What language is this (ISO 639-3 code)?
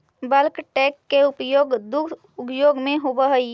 mag